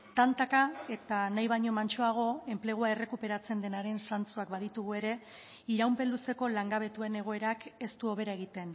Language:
Basque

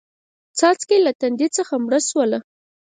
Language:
Pashto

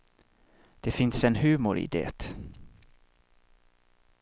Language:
Swedish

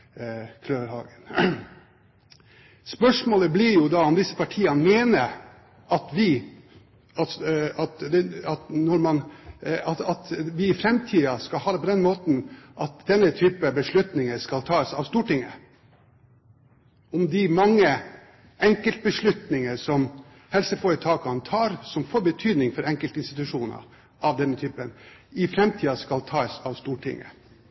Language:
Norwegian Bokmål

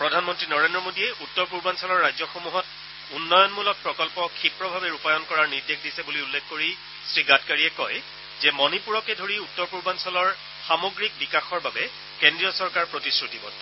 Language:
Assamese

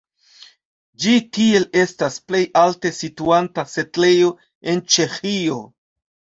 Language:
Esperanto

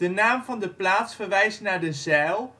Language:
Dutch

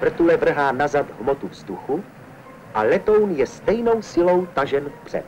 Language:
Czech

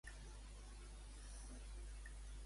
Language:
Catalan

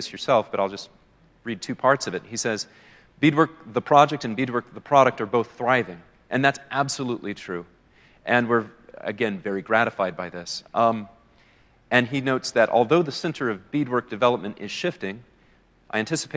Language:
English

